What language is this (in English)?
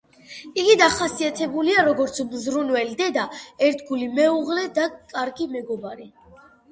Georgian